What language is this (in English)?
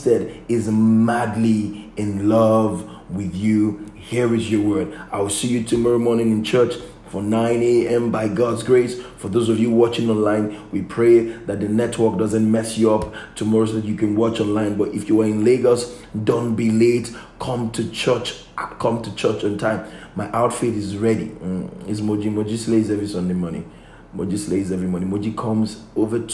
English